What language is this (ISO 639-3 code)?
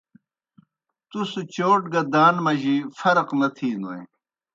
plk